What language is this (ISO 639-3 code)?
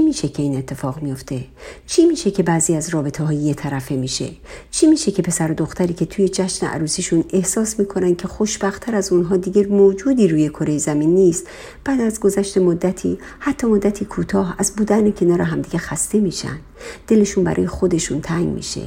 fas